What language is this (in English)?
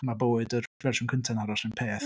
Welsh